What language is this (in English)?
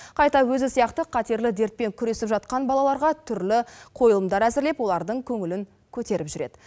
Kazakh